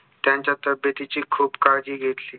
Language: Marathi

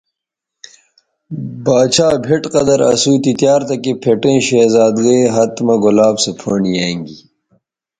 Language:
Bateri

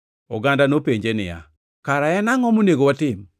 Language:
Luo (Kenya and Tanzania)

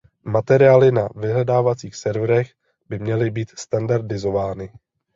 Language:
Czech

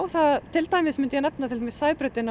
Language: Icelandic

